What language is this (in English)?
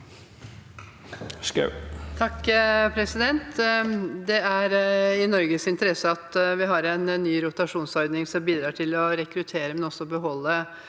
Norwegian